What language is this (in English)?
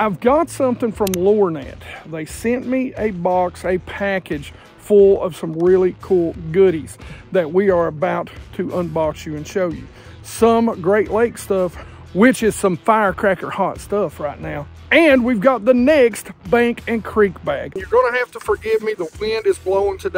English